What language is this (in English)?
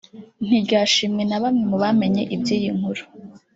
Kinyarwanda